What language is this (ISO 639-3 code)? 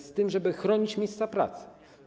pol